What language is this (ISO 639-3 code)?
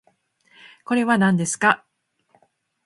jpn